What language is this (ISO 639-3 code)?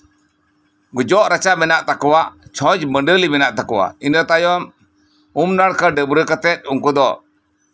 sat